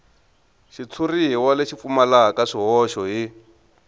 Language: Tsonga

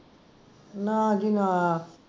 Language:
Punjabi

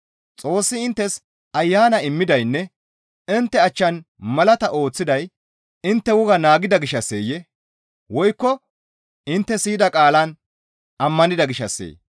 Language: Gamo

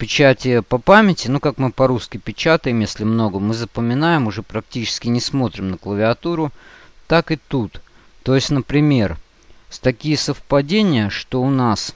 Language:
Russian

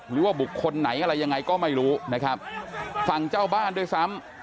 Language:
Thai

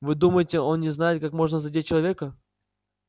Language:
Russian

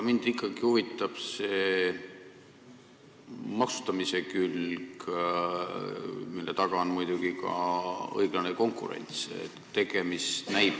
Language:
Estonian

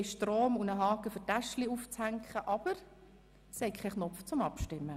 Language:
Swiss German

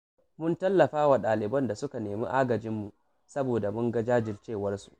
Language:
Hausa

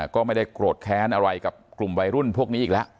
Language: Thai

